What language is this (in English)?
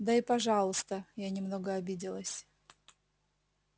Russian